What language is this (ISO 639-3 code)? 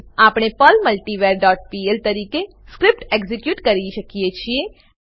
guj